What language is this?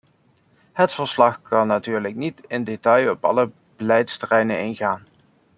Dutch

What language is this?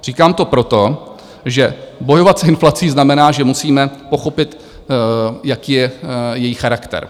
Czech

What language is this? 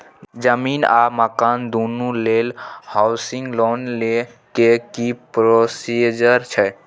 Maithili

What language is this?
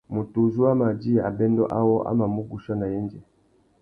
Tuki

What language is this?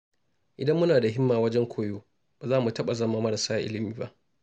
Hausa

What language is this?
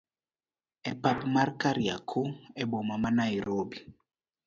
Luo (Kenya and Tanzania)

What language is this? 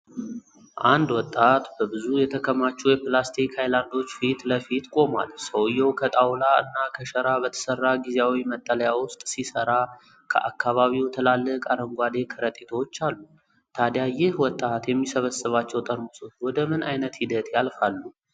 Amharic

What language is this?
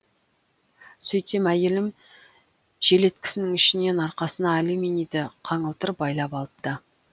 Kazakh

